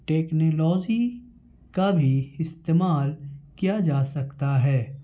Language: Urdu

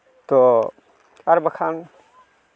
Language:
Santali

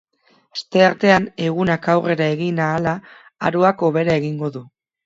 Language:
Basque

